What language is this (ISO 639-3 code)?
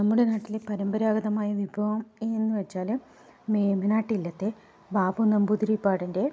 mal